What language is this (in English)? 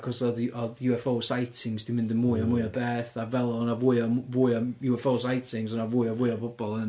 Welsh